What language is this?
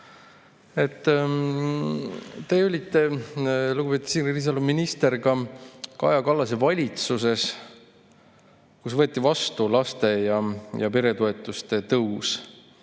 Estonian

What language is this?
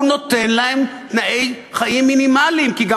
Hebrew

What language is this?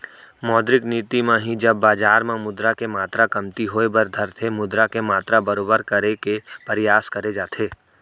Chhattisgarhi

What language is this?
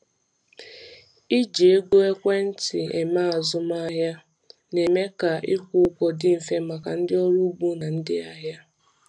Igbo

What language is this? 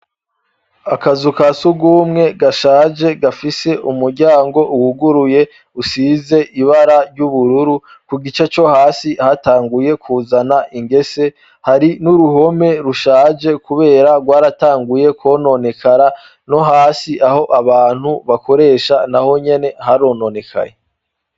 Rundi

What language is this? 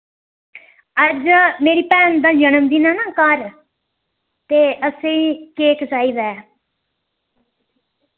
Dogri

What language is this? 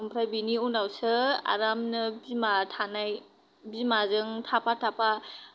Bodo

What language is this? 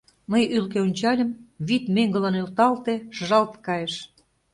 Mari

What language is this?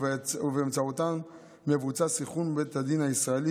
Hebrew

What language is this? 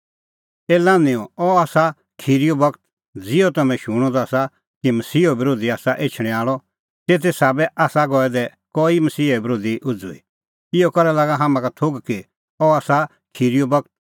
Kullu Pahari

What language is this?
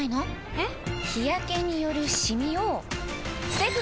Japanese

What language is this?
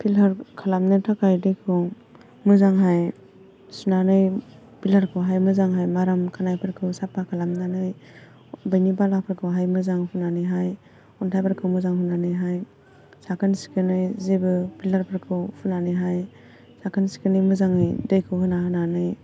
Bodo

